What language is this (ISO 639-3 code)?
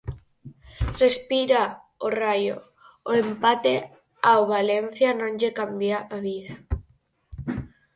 glg